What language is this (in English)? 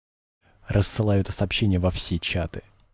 Russian